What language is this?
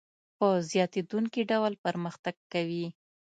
Pashto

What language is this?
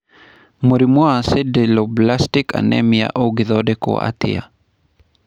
Kikuyu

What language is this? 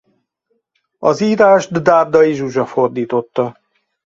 Hungarian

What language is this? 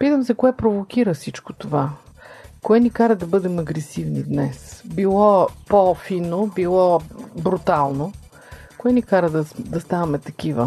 Bulgarian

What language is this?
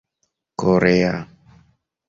Esperanto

